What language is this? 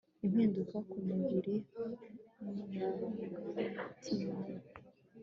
Kinyarwanda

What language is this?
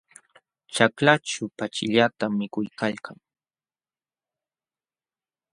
Jauja Wanca Quechua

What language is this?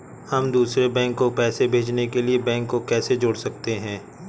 Hindi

